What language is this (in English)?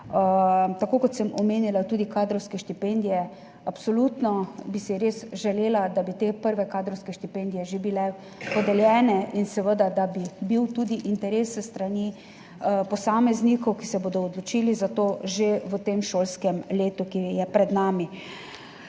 Slovenian